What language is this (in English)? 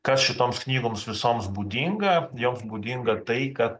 Lithuanian